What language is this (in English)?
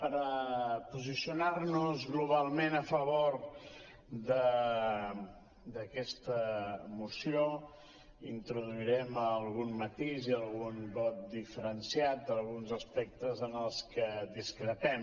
Catalan